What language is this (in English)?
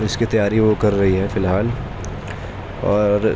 Urdu